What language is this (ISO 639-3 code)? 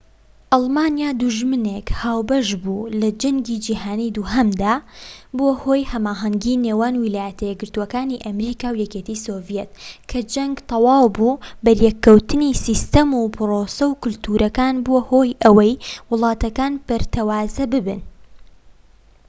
ckb